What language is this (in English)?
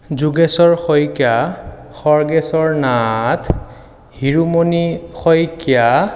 Assamese